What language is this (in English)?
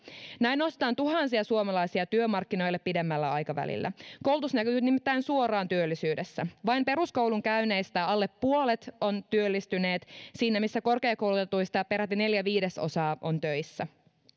Finnish